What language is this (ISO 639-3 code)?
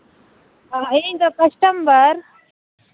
sat